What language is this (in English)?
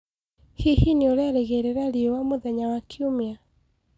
Kikuyu